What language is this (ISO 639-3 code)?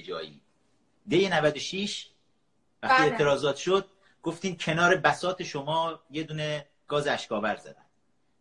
fas